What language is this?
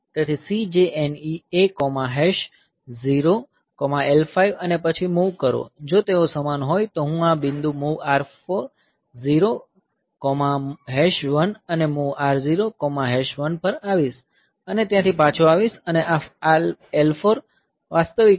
Gujarati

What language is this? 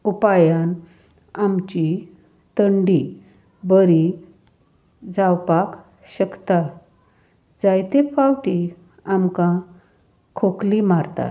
Konkani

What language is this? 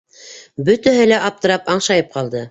Bashkir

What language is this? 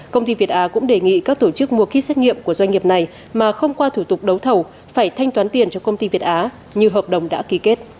Vietnamese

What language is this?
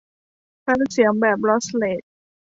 Thai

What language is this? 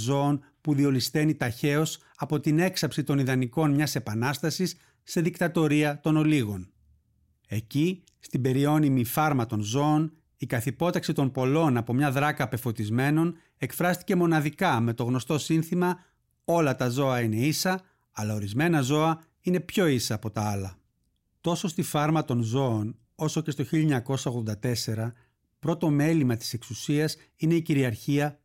Greek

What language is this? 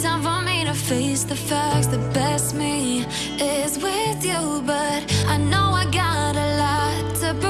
Indonesian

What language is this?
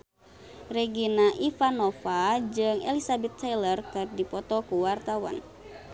Sundanese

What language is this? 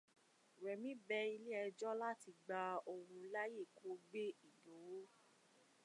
Yoruba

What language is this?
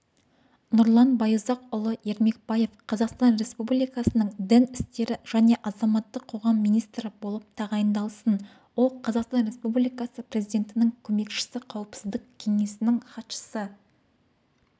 Kazakh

